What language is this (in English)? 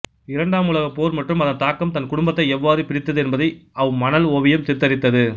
Tamil